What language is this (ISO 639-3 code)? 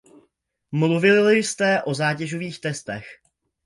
ces